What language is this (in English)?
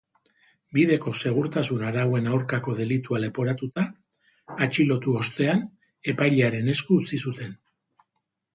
Basque